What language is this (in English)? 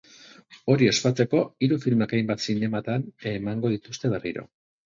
Basque